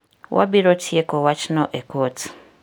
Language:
Luo (Kenya and Tanzania)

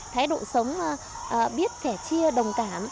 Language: Vietnamese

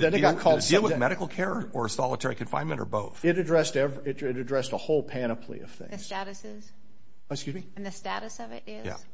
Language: English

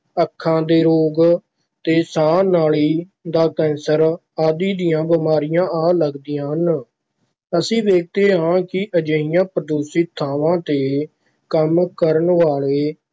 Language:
Punjabi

